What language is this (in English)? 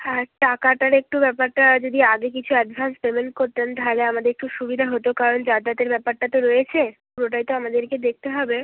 Bangla